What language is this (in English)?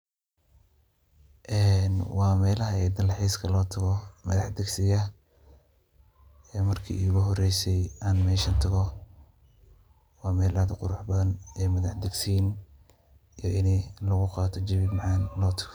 Somali